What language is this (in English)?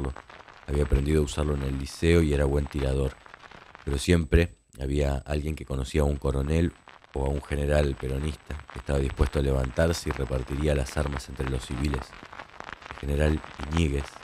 Spanish